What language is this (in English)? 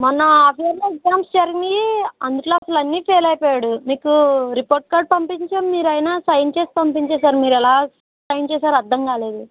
Telugu